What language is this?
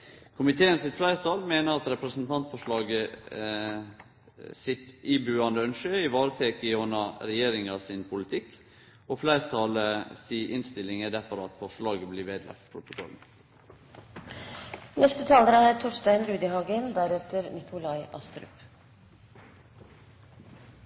Norwegian Nynorsk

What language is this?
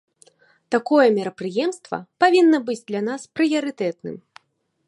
Belarusian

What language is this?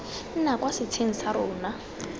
Tswana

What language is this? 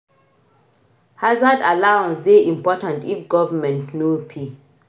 Nigerian Pidgin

